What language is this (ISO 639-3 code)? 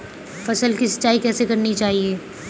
hin